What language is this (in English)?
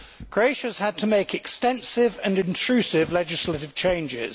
English